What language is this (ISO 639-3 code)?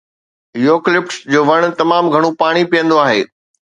snd